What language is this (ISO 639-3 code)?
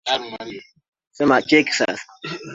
swa